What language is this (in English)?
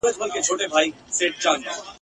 Pashto